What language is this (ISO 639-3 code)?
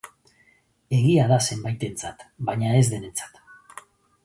eus